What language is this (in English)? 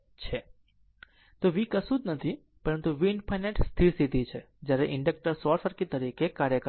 Gujarati